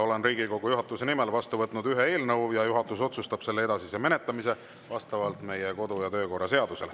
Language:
Estonian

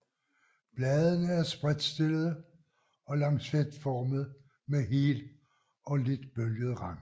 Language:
Danish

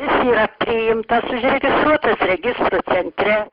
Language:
Lithuanian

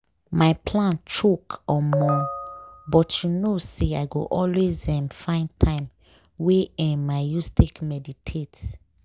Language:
Nigerian Pidgin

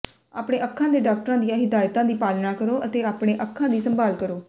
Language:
Punjabi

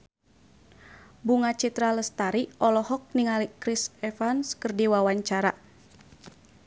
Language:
Sundanese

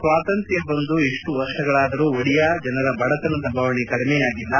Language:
Kannada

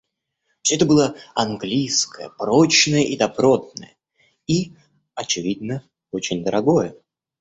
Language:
Russian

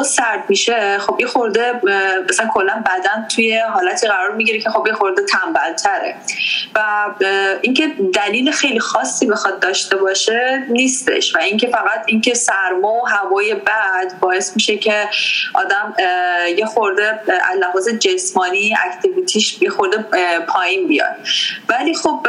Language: Persian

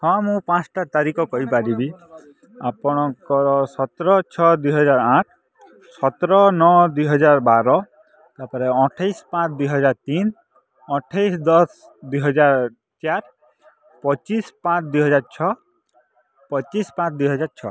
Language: Odia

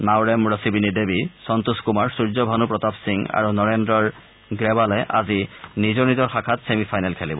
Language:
Assamese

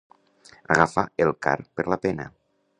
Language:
Catalan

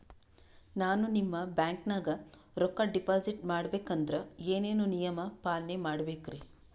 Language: Kannada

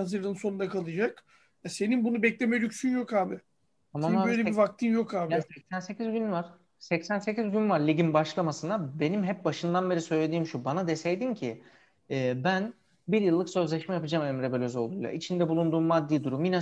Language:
Turkish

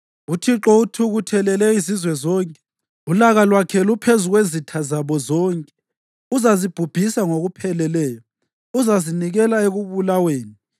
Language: North Ndebele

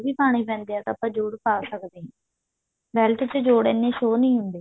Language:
Punjabi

